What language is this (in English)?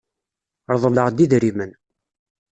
Kabyle